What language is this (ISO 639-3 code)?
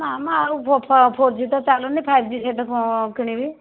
ori